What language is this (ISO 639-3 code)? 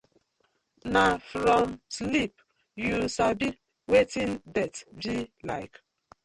pcm